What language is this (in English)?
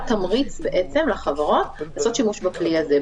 Hebrew